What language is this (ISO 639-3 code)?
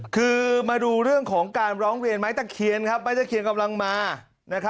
tha